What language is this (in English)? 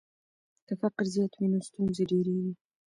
Pashto